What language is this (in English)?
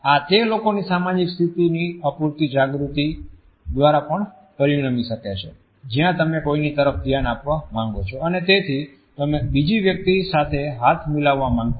Gujarati